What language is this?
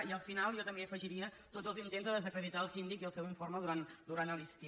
Catalan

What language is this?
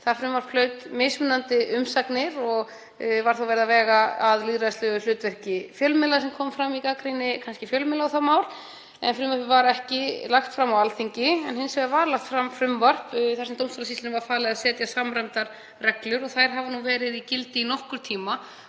Icelandic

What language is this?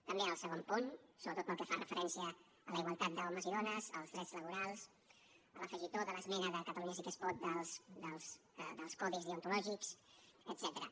Catalan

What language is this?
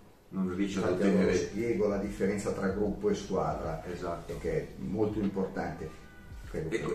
Italian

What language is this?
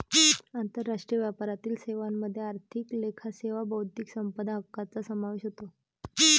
Marathi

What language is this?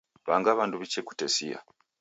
Taita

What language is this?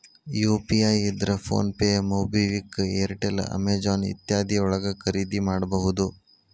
Kannada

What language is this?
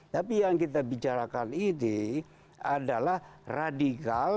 Indonesian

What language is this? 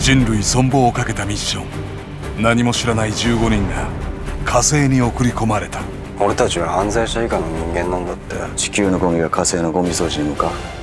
Japanese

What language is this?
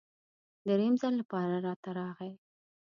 Pashto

